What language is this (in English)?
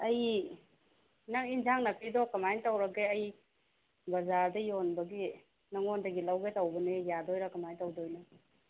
Manipuri